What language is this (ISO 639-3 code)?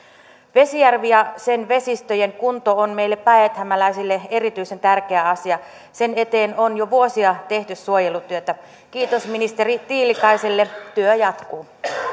fin